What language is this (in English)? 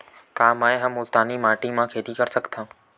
Chhattisgarhi